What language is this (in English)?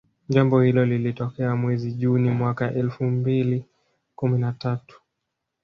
Swahili